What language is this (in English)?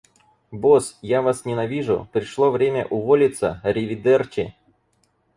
Russian